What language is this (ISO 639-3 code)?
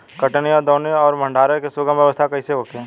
bho